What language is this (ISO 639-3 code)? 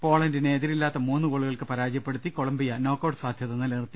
mal